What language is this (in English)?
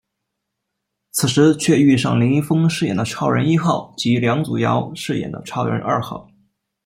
Chinese